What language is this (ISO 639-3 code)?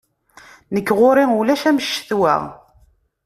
kab